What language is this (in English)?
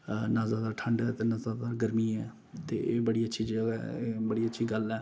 Dogri